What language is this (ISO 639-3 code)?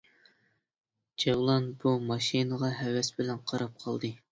uig